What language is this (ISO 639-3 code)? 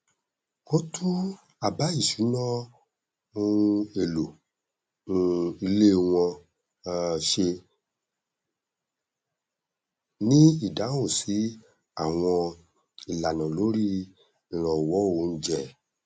yor